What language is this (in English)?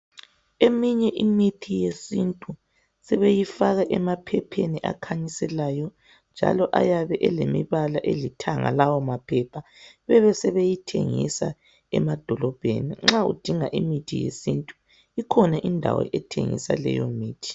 North Ndebele